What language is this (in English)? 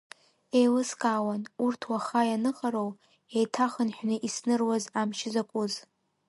Abkhazian